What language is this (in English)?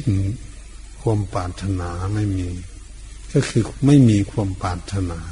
Thai